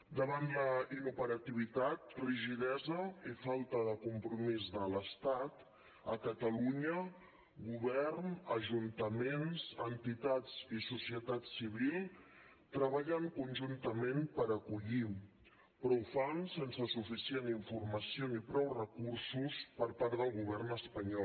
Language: Catalan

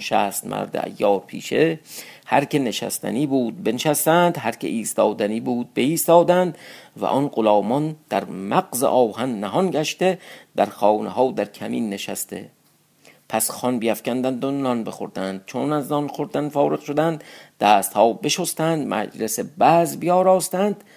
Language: Persian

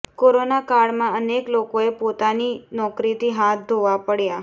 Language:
Gujarati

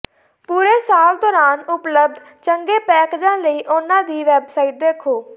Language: Punjabi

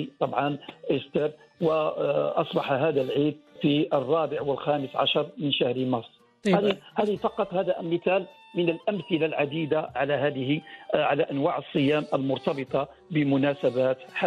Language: Arabic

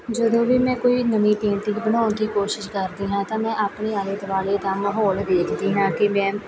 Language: Punjabi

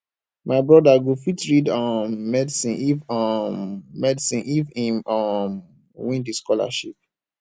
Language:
Nigerian Pidgin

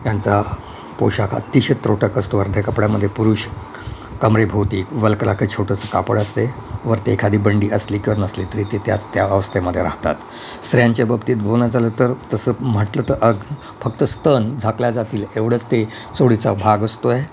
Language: Marathi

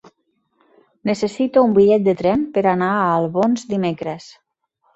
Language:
Catalan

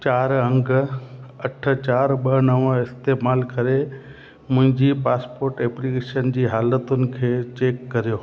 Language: Sindhi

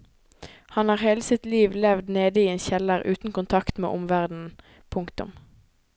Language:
Norwegian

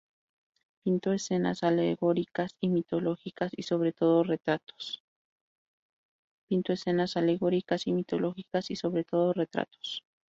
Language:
Spanish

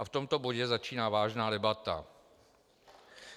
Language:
Czech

